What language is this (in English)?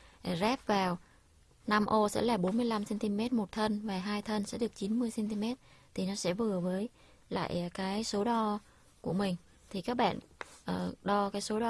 Vietnamese